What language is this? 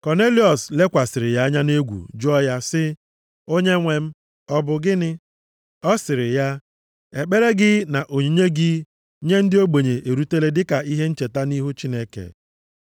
Igbo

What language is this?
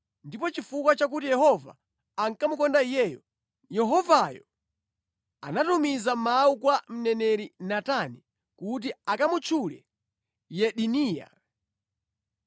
Nyanja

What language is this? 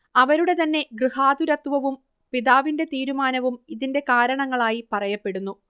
Malayalam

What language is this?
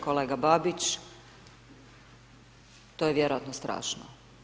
Croatian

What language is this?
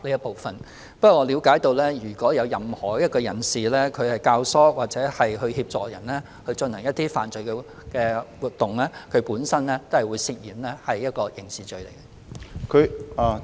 Cantonese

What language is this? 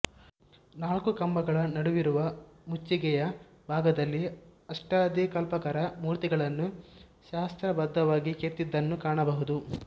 Kannada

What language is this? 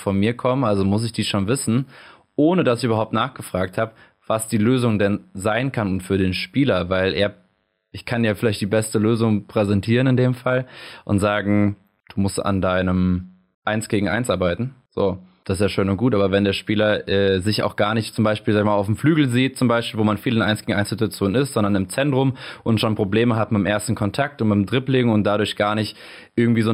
German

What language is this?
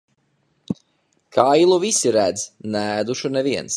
Latvian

